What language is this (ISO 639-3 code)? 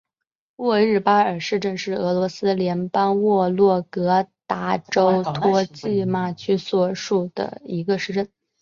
zho